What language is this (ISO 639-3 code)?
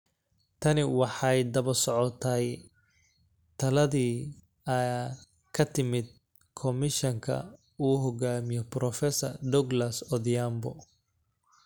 som